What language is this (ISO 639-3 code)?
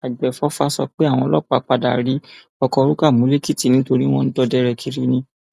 yor